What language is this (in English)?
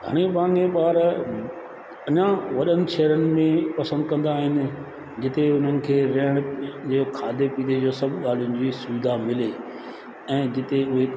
Sindhi